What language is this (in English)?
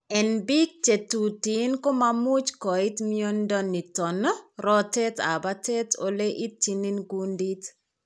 Kalenjin